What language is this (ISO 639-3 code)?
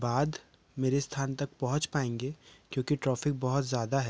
hin